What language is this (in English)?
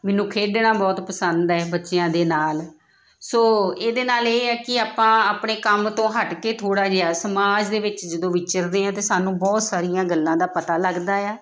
Punjabi